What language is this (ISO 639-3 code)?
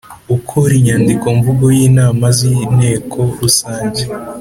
kin